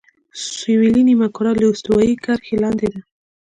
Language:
Pashto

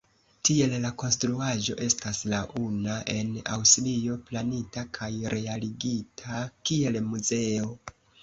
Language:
Esperanto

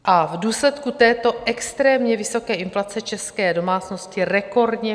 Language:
Czech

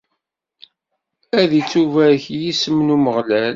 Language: Kabyle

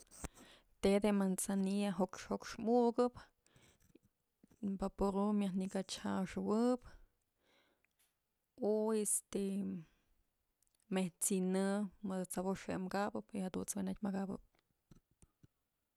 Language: Mazatlán Mixe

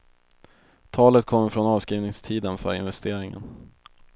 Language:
Swedish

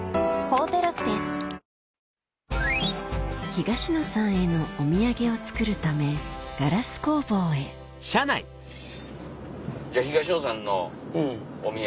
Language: Japanese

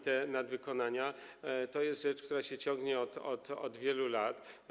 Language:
Polish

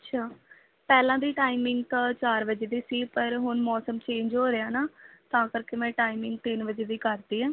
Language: Punjabi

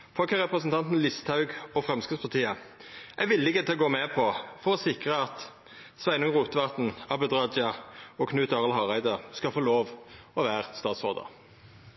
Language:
Norwegian Nynorsk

